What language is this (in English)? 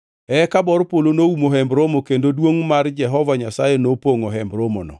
Luo (Kenya and Tanzania)